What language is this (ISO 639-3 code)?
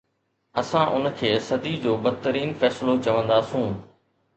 snd